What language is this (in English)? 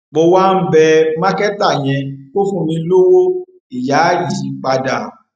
Yoruba